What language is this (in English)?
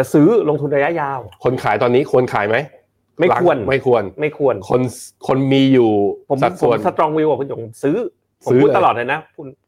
Thai